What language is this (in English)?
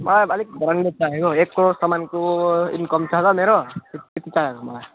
Nepali